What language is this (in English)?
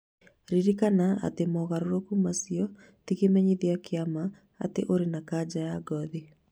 Kikuyu